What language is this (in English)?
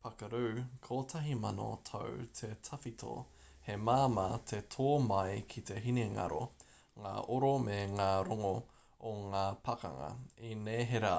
Māori